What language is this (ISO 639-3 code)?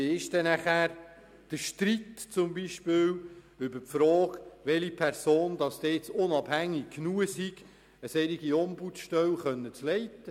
gsw